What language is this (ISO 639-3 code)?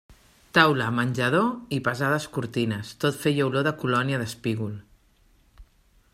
cat